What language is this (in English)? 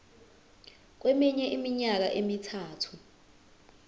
Zulu